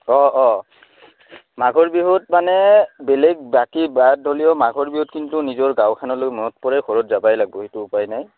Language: Assamese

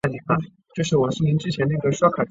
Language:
Chinese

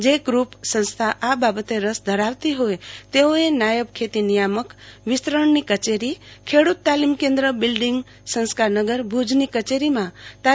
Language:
Gujarati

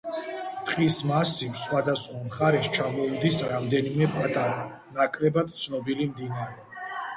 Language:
Georgian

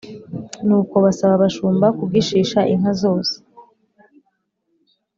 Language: Kinyarwanda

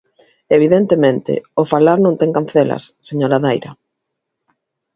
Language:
Galician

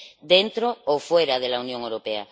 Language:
Spanish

